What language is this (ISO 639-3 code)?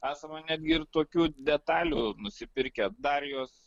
lit